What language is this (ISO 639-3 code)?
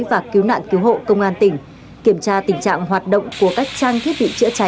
vie